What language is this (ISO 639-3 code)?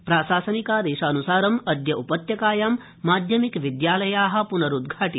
san